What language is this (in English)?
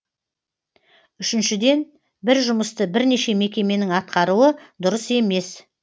Kazakh